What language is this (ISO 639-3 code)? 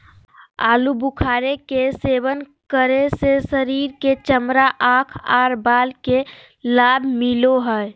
mag